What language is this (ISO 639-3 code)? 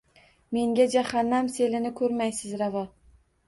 uzb